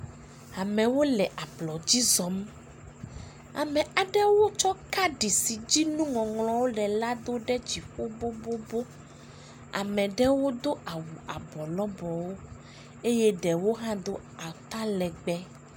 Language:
Ewe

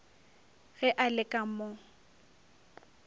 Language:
Northern Sotho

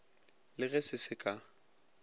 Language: Northern Sotho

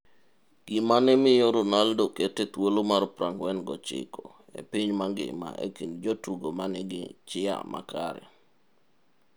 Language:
Luo (Kenya and Tanzania)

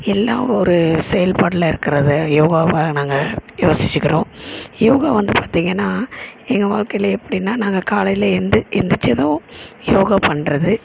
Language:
Tamil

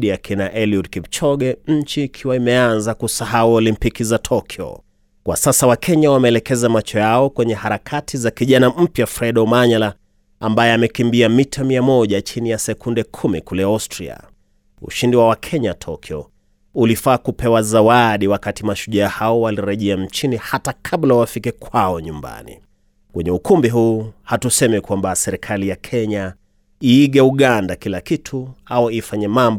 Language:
Swahili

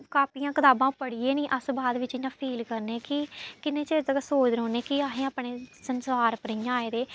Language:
Dogri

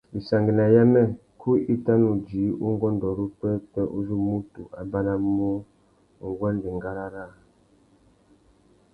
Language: Tuki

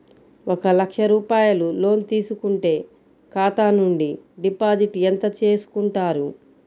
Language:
Telugu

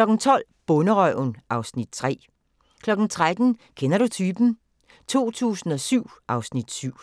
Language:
Danish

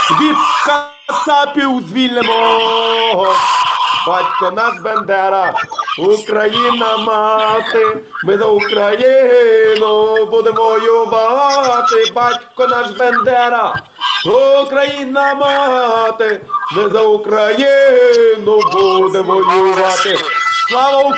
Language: Russian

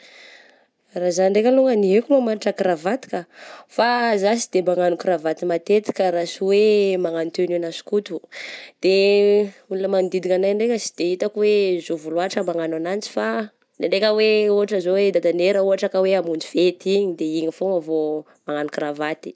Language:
Southern Betsimisaraka Malagasy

